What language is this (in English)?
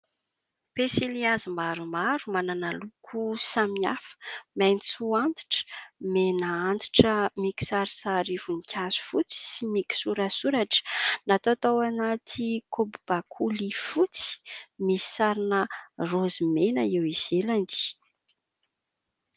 Malagasy